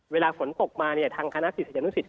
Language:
Thai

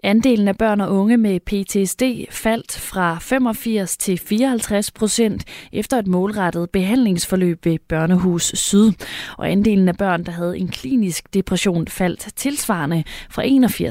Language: Danish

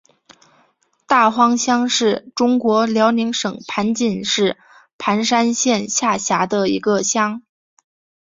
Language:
Chinese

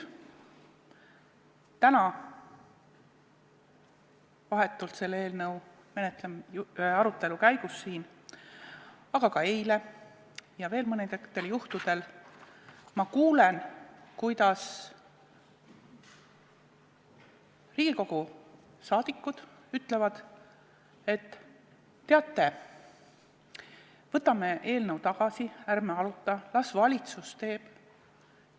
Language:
Estonian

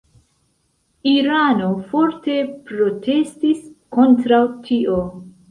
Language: Esperanto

